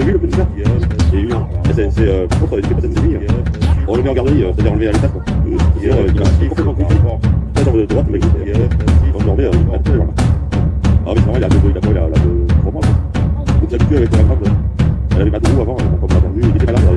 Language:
French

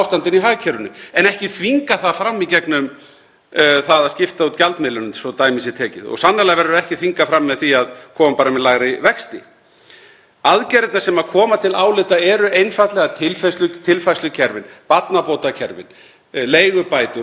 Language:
Icelandic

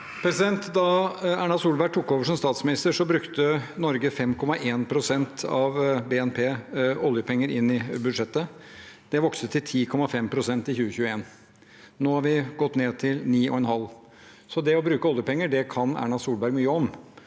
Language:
Norwegian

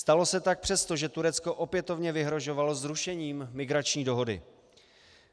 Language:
Czech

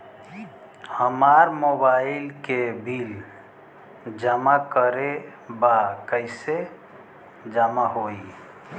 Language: Bhojpuri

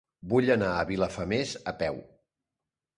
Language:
Catalan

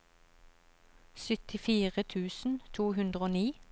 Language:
Norwegian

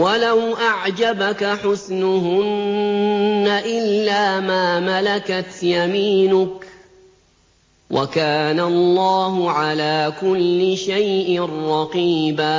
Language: Arabic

